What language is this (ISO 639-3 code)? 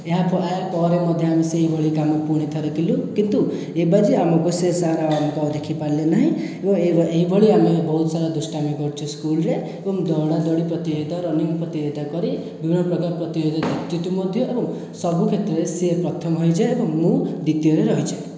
ori